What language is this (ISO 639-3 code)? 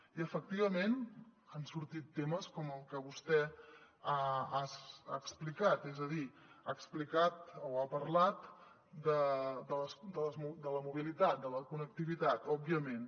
cat